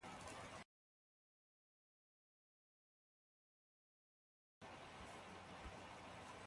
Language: Mbo (Cameroon)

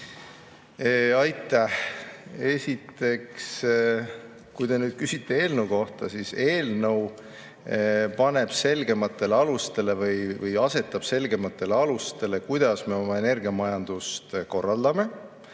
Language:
Estonian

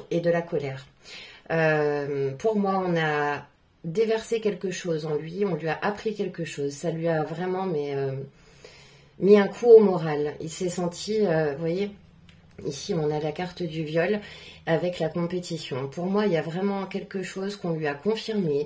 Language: French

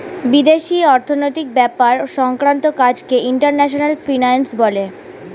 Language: Bangla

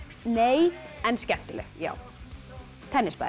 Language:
Icelandic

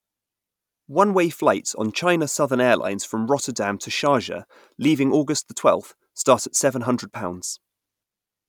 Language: English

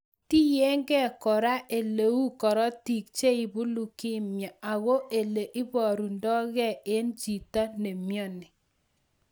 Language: Kalenjin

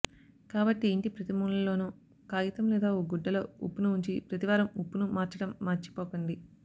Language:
Telugu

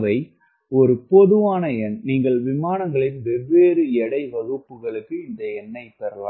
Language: Tamil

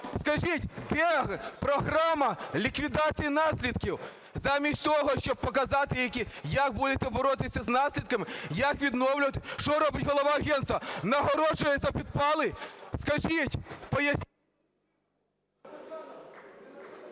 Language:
Ukrainian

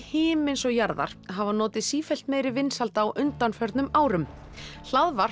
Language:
Icelandic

